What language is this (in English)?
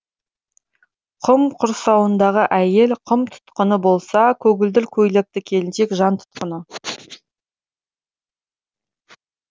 Kazakh